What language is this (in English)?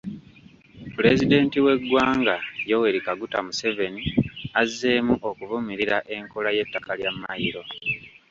Ganda